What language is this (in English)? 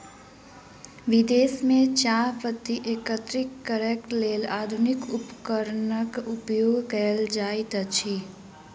Maithili